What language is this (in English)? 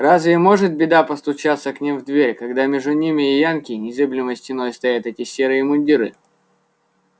Russian